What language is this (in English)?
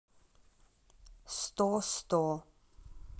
Russian